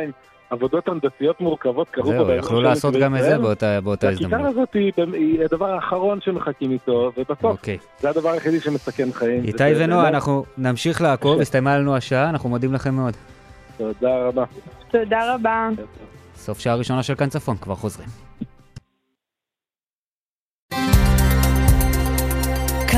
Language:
Hebrew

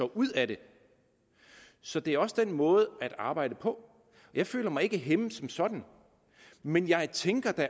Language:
Danish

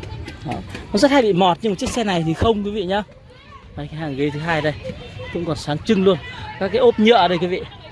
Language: Vietnamese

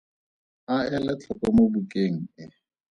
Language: Tswana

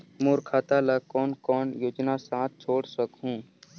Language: Chhattisgarhi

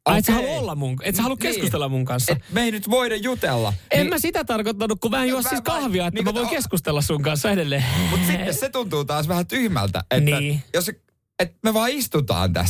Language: Finnish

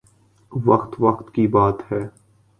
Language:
Urdu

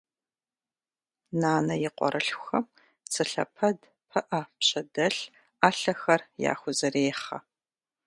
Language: Kabardian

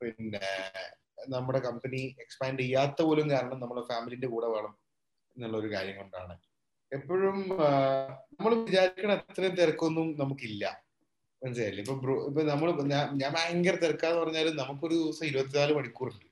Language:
Malayalam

